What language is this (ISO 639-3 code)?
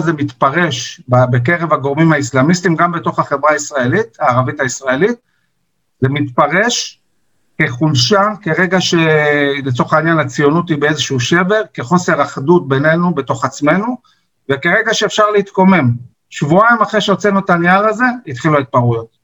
heb